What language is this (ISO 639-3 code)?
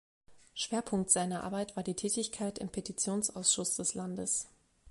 deu